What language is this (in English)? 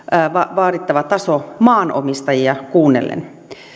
Finnish